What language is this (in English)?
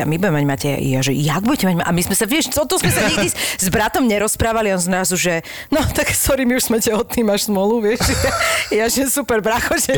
Slovak